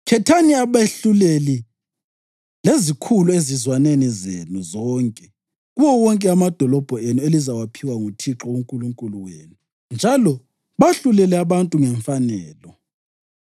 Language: North Ndebele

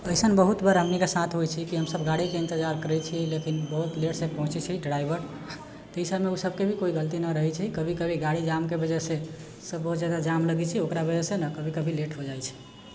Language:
Maithili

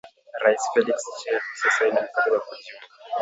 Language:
Swahili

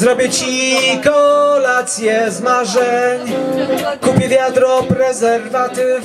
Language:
Korean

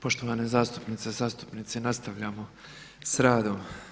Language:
Croatian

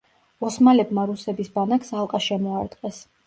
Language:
Georgian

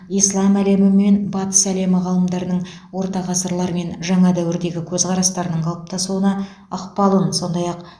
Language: Kazakh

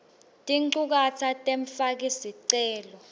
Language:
Swati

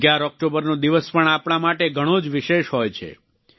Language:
Gujarati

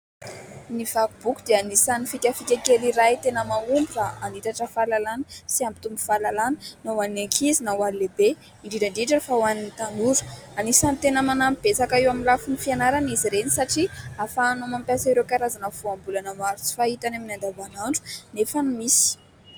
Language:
Malagasy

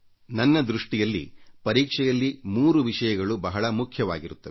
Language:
Kannada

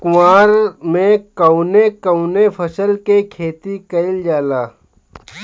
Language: Bhojpuri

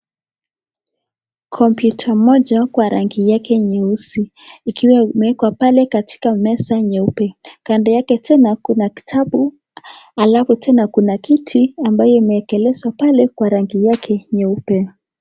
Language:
Swahili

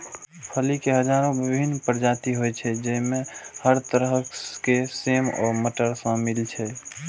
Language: Maithili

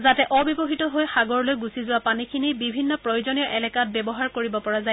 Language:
Assamese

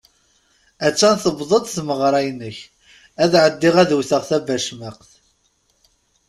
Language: Kabyle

